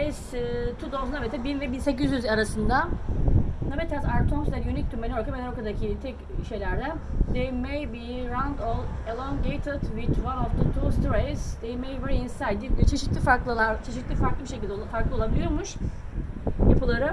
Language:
Turkish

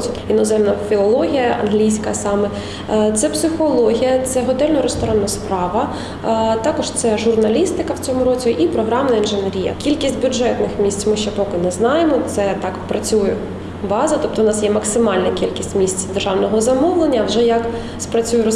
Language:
Ukrainian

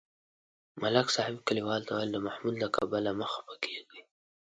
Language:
Pashto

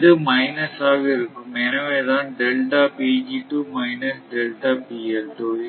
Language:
Tamil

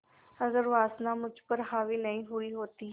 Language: Hindi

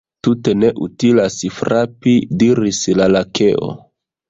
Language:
Esperanto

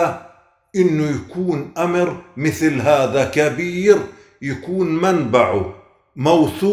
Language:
Arabic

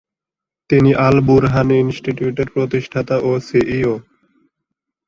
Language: Bangla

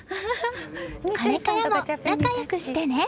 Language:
Japanese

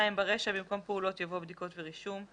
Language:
Hebrew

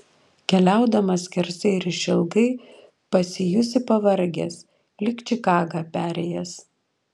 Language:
Lithuanian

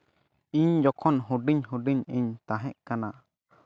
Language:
Santali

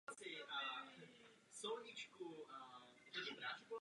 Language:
Czech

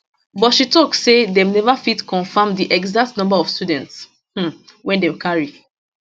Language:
Nigerian Pidgin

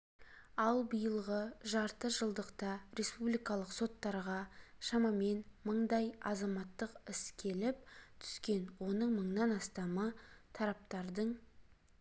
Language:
Kazakh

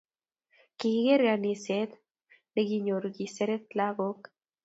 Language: Kalenjin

